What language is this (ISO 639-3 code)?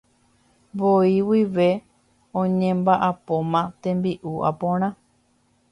grn